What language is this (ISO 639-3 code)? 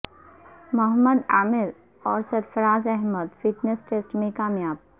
urd